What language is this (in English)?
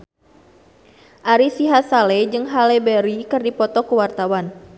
Sundanese